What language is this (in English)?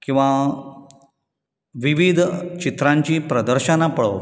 Konkani